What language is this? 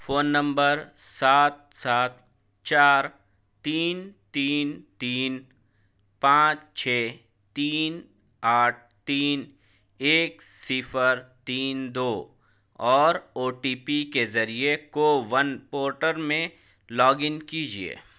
Urdu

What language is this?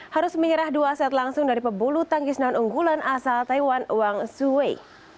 Indonesian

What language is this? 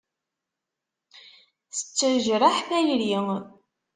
Kabyle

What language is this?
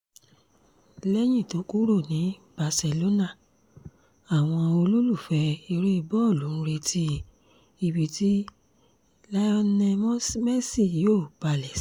Yoruba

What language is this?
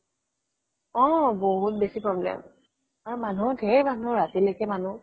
Assamese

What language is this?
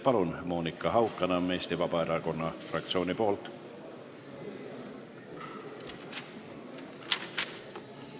Estonian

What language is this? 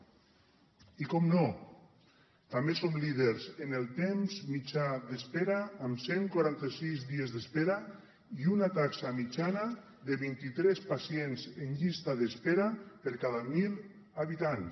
Catalan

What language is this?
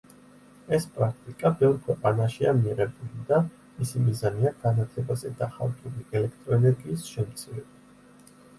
Georgian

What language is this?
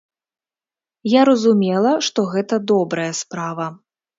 Belarusian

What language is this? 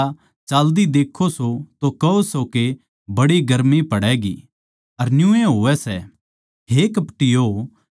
Haryanvi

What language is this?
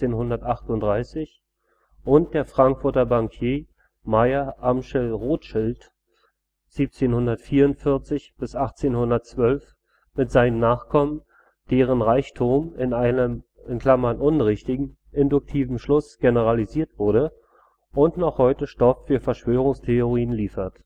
German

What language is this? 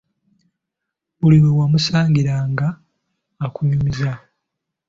Ganda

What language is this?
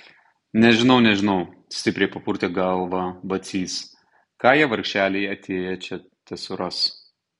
Lithuanian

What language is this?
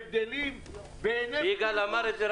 Hebrew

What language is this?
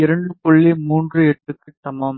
Tamil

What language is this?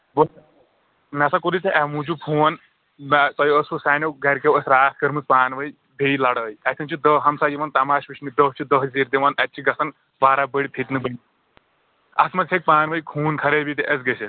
Kashmiri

